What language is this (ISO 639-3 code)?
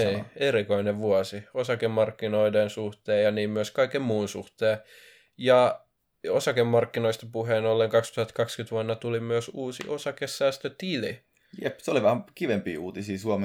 fin